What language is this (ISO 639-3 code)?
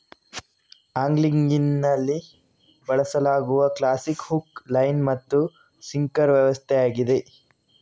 kan